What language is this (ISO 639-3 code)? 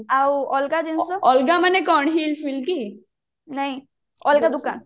ori